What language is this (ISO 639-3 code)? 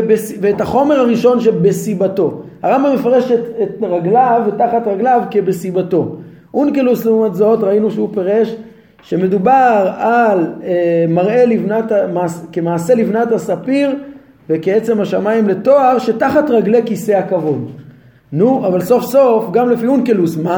heb